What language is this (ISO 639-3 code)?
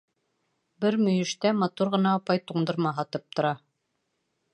bak